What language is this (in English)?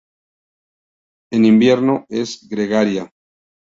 Spanish